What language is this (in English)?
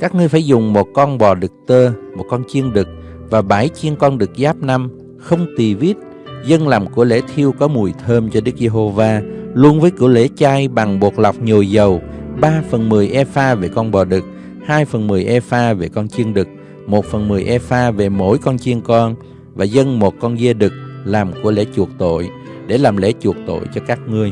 Vietnamese